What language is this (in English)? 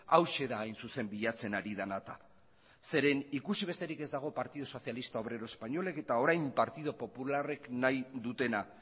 Basque